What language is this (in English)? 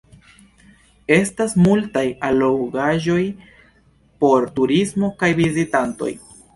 Esperanto